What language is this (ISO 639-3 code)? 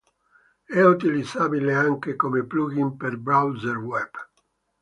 ita